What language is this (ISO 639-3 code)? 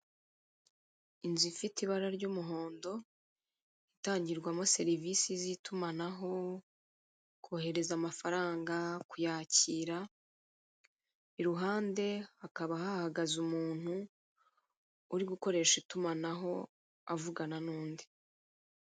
kin